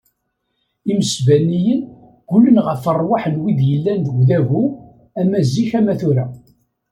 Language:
Kabyle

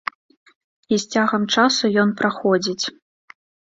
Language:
Belarusian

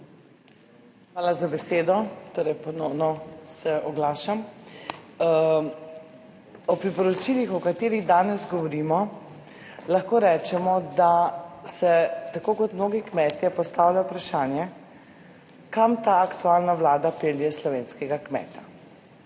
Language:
Slovenian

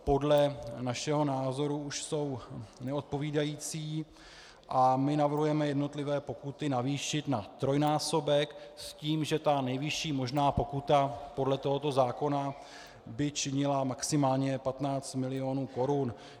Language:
Czech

